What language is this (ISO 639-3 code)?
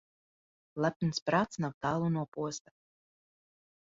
lav